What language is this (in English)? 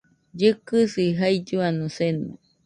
Nüpode Huitoto